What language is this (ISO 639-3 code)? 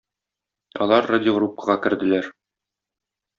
tat